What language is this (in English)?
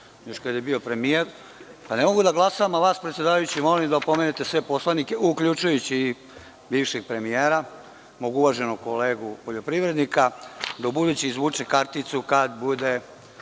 Serbian